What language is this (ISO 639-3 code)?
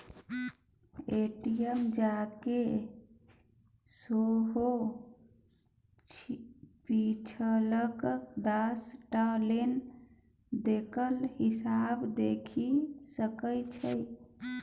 mai